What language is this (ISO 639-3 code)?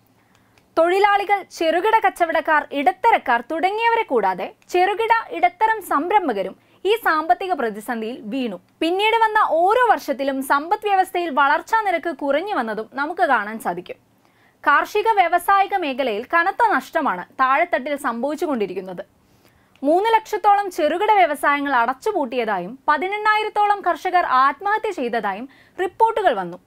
tur